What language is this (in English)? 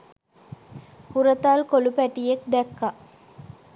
Sinhala